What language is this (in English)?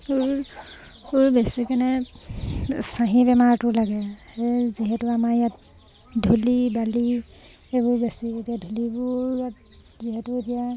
Assamese